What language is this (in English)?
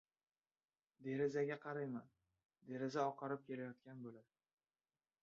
Uzbek